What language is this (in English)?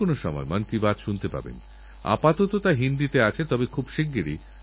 Bangla